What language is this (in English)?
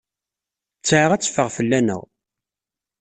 Kabyle